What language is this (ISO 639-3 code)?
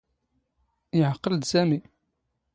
zgh